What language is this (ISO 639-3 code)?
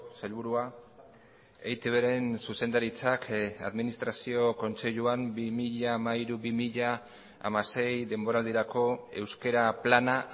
eus